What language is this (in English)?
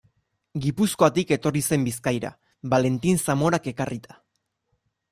Basque